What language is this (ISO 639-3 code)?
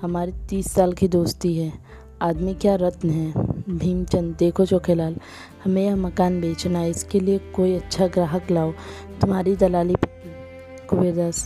hin